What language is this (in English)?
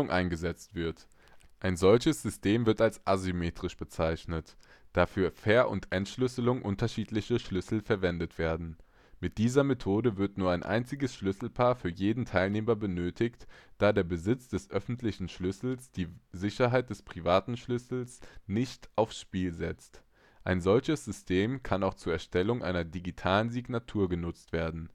German